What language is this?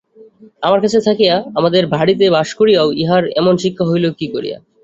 Bangla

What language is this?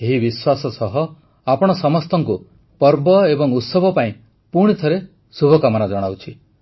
Odia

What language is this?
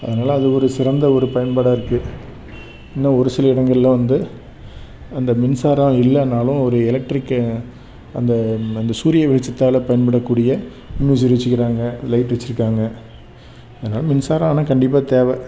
Tamil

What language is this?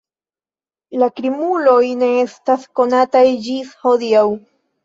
Esperanto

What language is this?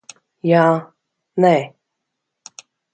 Latvian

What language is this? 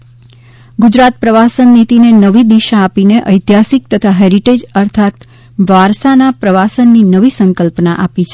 Gujarati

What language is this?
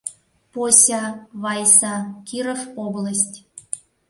Mari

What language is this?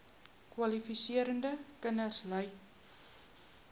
Afrikaans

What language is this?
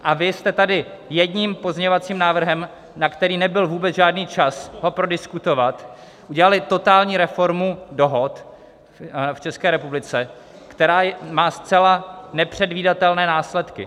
Czech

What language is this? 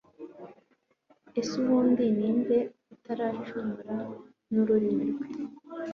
Kinyarwanda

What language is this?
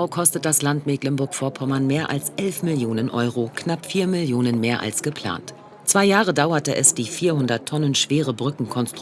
German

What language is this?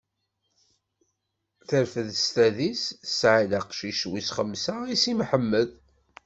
Kabyle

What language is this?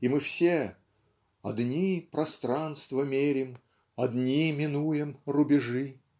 Russian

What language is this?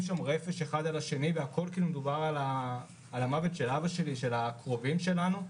Hebrew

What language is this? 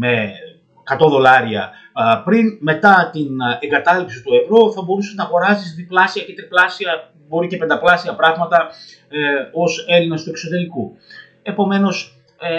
Greek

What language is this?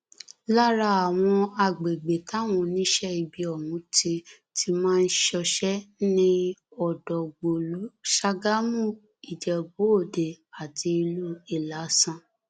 Yoruba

